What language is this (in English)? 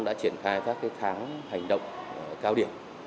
Vietnamese